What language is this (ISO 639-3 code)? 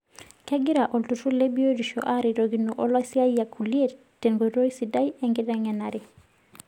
mas